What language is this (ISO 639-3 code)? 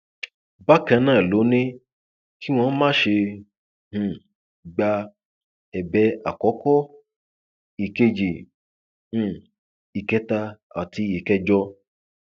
yor